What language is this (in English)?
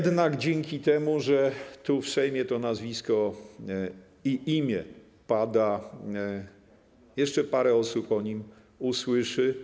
Polish